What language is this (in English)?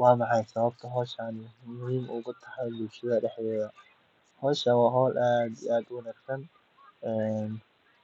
Somali